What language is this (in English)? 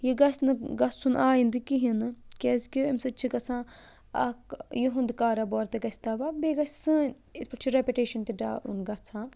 Kashmiri